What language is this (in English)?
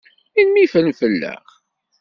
Kabyle